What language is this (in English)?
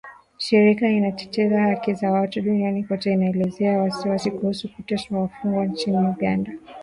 Swahili